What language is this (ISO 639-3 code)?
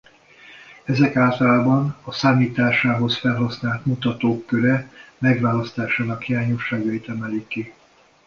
hun